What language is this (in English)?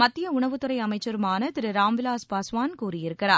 Tamil